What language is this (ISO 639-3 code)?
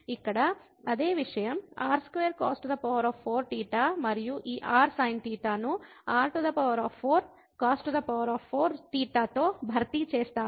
tel